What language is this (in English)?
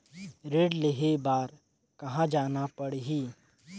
Chhattisgarhi